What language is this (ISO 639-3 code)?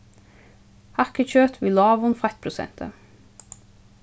fao